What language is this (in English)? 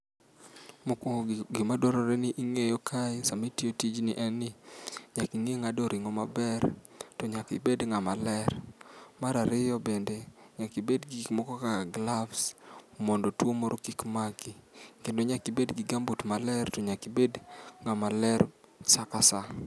Luo (Kenya and Tanzania)